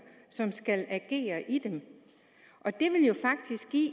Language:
Danish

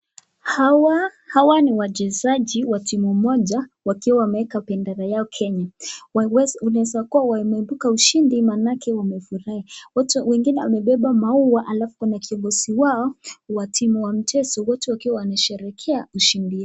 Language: Swahili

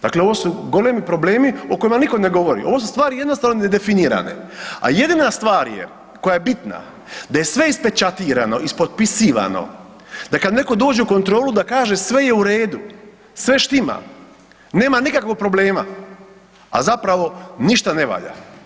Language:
Croatian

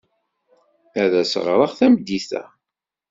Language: Kabyle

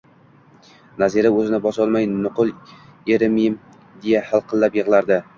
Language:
Uzbek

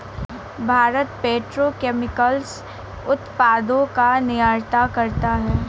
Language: Hindi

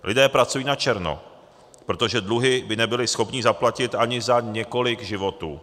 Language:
Czech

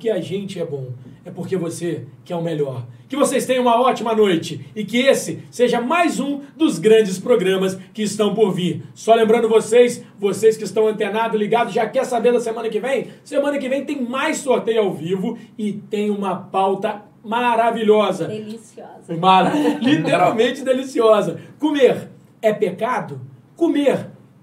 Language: Portuguese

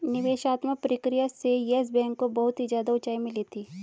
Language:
Hindi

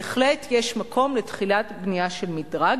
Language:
Hebrew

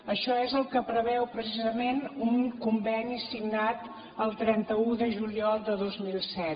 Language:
Catalan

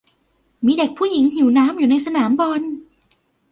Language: Thai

